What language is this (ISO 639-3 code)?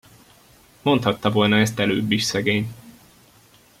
hun